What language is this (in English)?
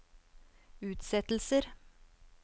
Norwegian